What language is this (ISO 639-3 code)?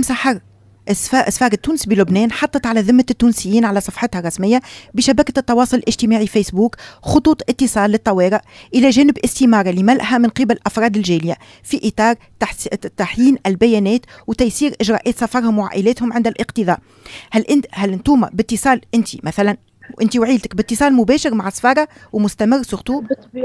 ara